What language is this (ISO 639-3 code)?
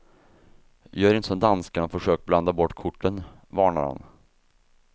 swe